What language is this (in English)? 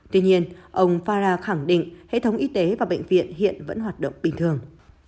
Vietnamese